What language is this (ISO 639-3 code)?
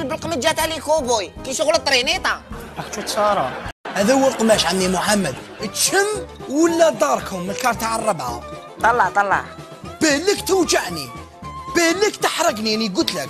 ara